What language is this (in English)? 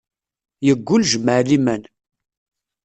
Kabyle